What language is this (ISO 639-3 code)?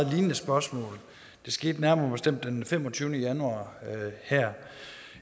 dan